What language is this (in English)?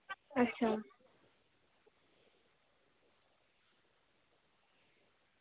Dogri